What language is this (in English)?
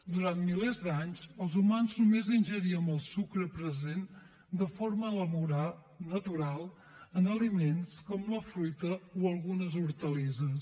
Catalan